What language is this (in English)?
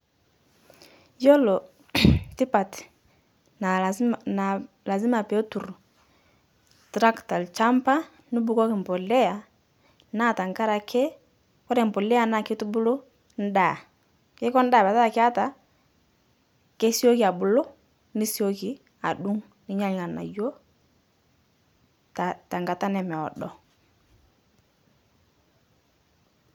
Masai